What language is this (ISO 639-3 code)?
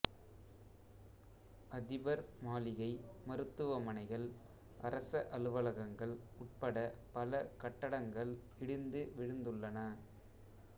tam